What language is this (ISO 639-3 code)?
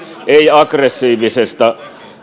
fin